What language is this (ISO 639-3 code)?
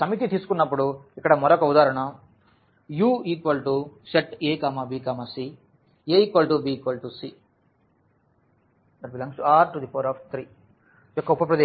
tel